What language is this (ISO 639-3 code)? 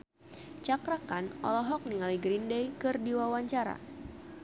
sun